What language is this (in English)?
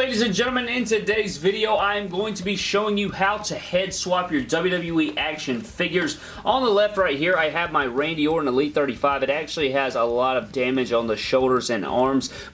English